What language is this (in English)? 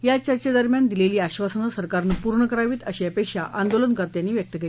Marathi